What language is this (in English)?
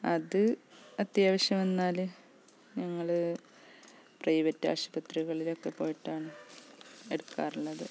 Malayalam